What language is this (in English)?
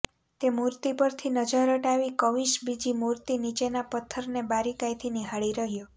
Gujarati